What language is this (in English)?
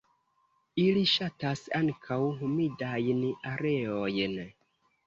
Esperanto